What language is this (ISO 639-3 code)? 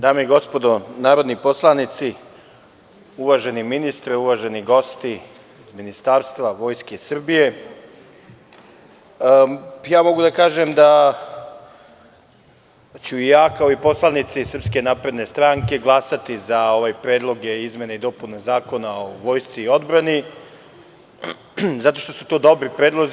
srp